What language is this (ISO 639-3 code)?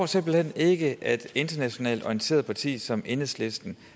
dan